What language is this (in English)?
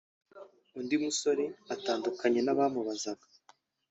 Kinyarwanda